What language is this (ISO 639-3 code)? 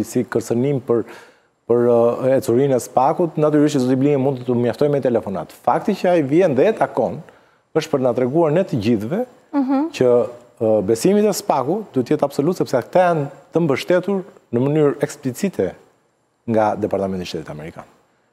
ron